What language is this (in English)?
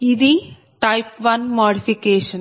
Telugu